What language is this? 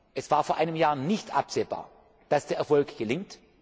German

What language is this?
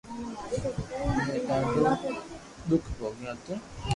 Loarki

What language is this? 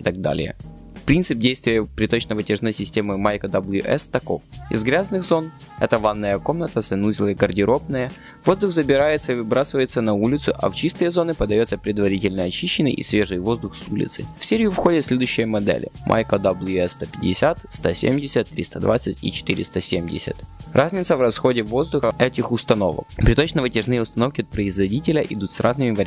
Russian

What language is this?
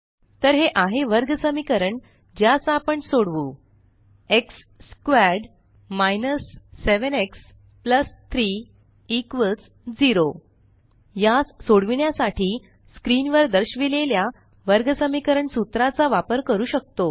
Marathi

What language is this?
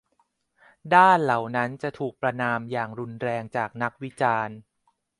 Thai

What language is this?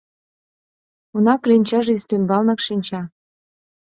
Mari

